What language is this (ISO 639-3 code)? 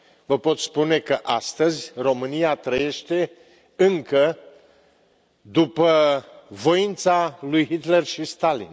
ron